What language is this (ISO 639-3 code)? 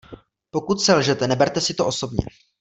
ces